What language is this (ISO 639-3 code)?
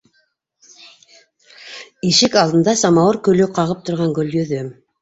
bak